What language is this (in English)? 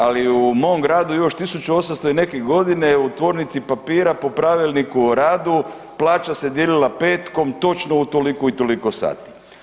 Croatian